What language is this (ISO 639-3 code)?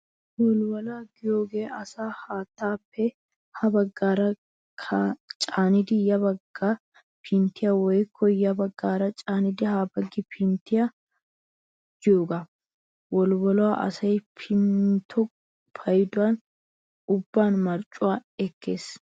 wal